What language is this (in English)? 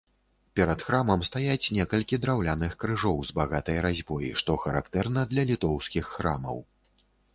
Belarusian